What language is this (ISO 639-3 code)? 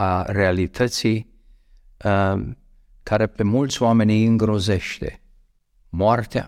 ron